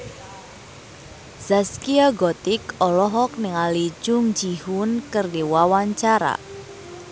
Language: Sundanese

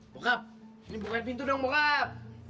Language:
Indonesian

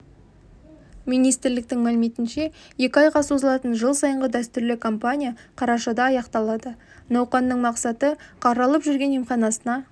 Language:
Kazakh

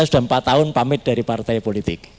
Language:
Indonesian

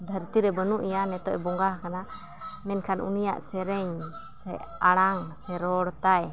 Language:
Santali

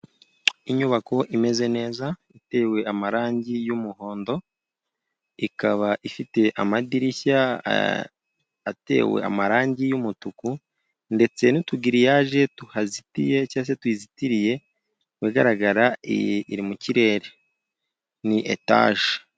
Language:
Kinyarwanda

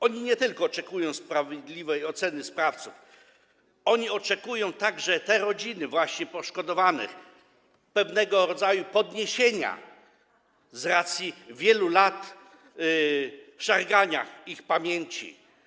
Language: Polish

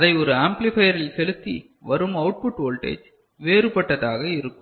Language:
Tamil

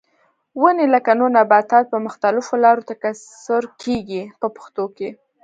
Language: Pashto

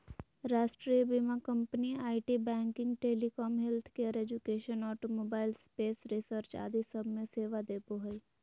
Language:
Magahi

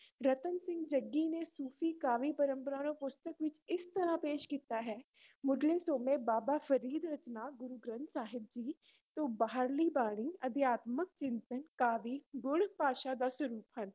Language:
Punjabi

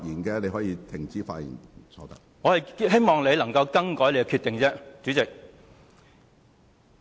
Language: Cantonese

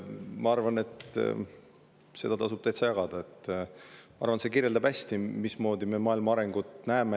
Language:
Estonian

